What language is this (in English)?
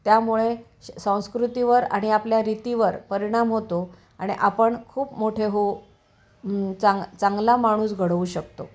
Marathi